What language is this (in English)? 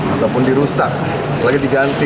Indonesian